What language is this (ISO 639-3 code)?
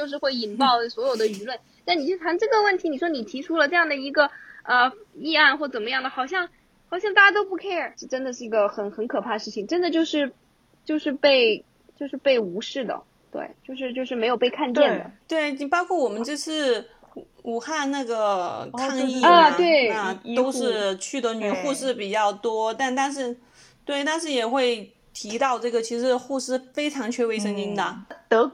zho